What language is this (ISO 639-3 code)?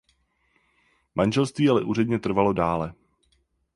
ces